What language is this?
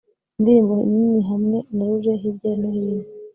Kinyarwanda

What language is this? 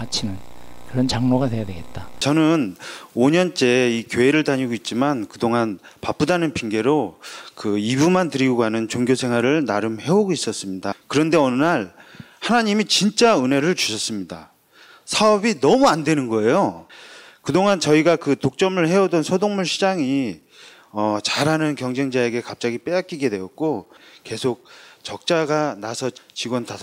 Korean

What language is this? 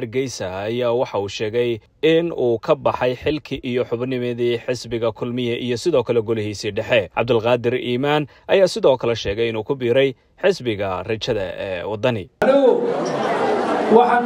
Arabic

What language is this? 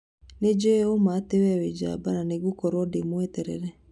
Kikuyu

